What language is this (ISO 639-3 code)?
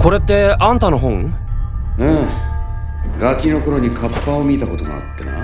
jpn